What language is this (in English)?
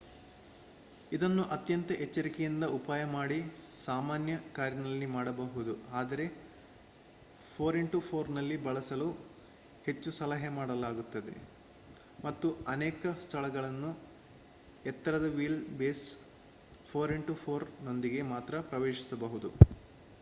Kannada